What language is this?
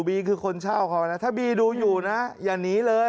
Thai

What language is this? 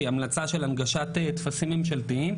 Hebrew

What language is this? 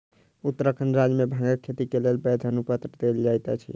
Maithili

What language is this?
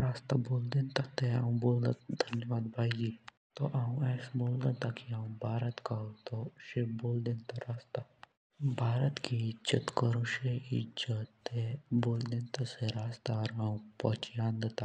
Jaunsari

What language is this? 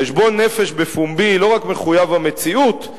Hebrew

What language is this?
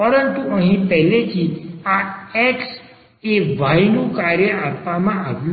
Gujarati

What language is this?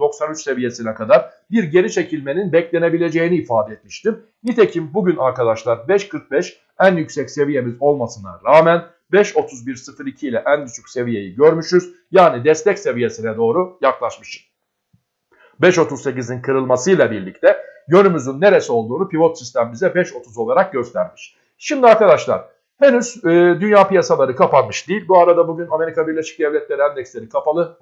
Turkish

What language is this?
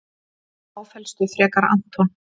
Icelandic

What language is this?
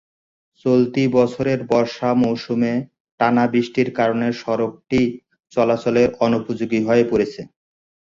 Bangla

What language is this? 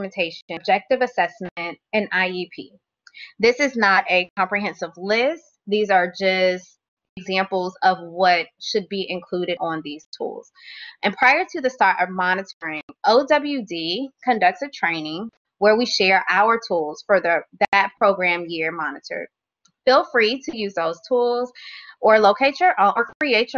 English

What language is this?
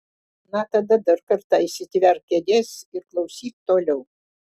Lithuanian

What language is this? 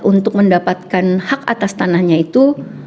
Indonesian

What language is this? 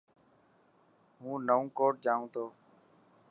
Dhatki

